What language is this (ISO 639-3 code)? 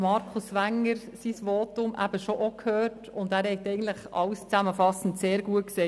gsw